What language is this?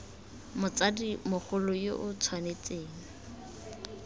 Tswana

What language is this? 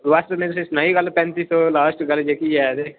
Dogri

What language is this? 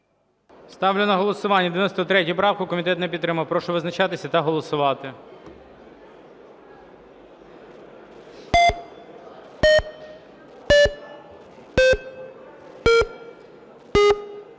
Ukrainian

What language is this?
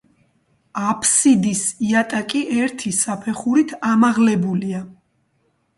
Georgian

